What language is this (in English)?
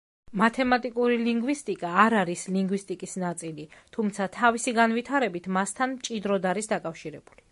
Georgian